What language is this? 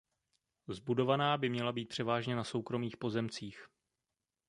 Czech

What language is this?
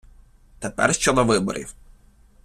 Ukrainian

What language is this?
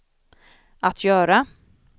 Swedish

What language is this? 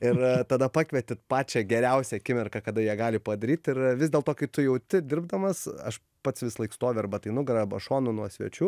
Lithuanian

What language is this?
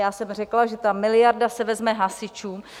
Czech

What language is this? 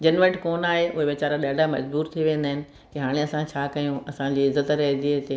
Sindhi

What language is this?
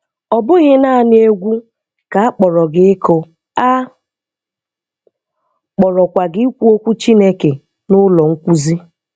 Igbo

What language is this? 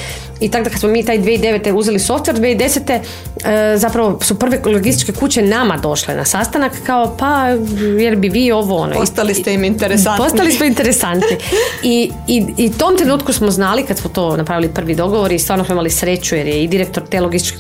Croatian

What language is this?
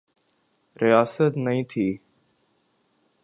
Urdu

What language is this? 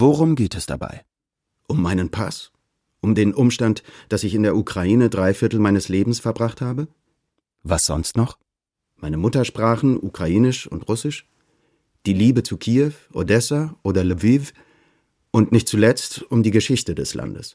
German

